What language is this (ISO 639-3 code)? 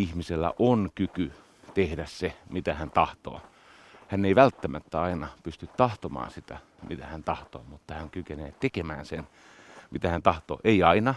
fin